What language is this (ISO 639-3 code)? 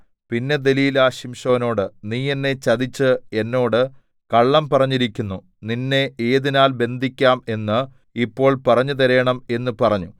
mal